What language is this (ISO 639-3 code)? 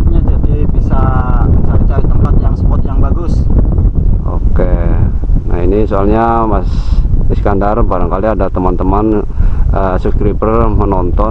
ind